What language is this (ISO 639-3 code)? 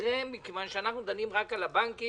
heb